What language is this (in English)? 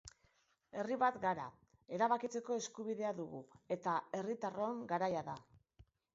Basque